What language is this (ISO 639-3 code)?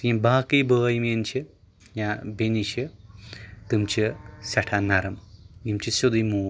kas